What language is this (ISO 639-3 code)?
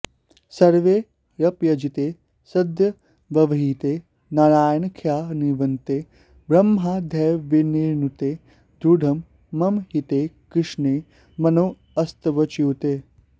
san